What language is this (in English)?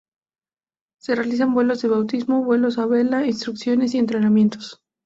Spanish